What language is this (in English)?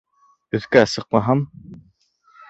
Bashkir